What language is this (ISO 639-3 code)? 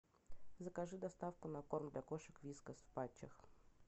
rus